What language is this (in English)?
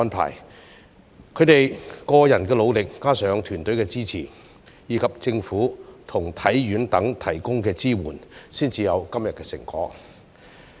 Cantonese